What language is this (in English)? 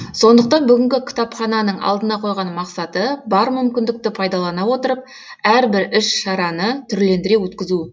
Kazakh